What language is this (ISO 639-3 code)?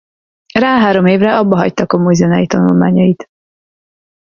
hun